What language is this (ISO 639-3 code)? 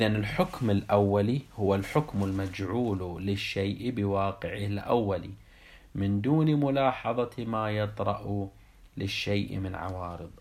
ara